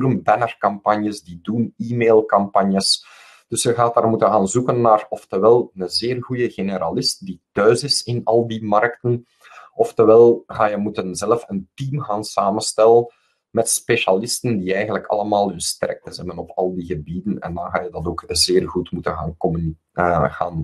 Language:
Dutch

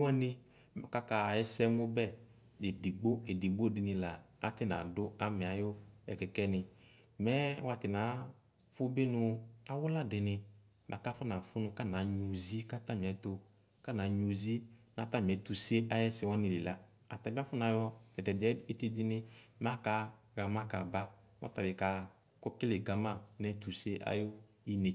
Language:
Ikposo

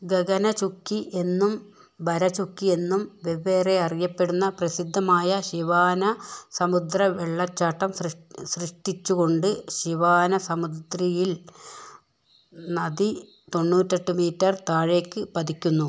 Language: Malayalam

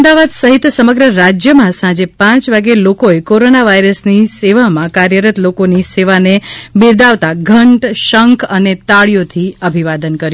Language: Gujarati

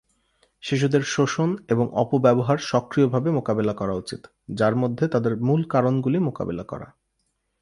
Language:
Bangla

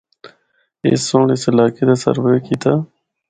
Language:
Northern Hindko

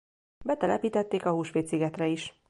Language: Hungarian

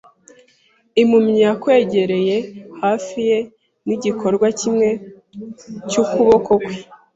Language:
Kinyarwanda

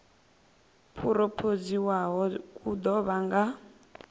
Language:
Venda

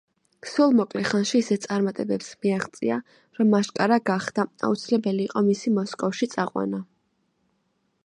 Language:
Georgian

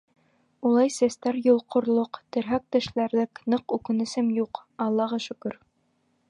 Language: Bashkir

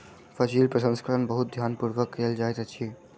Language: Maithili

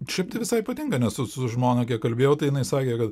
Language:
Lithuanian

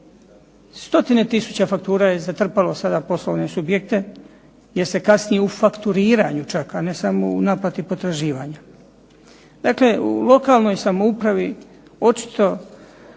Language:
Croatian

